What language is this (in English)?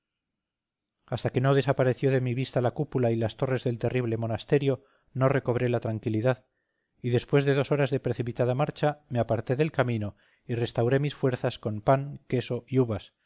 Spanish